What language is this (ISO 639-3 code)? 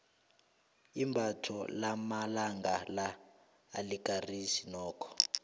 nbl